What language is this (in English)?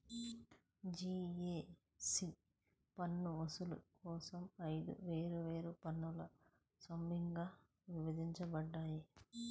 Telugu